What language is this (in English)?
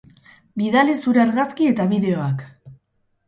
Basque